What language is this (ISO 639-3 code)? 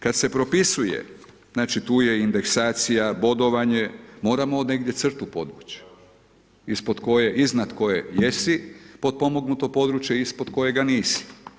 hrv